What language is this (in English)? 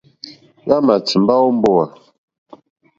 Mokpwe